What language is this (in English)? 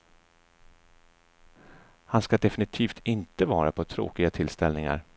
Swedish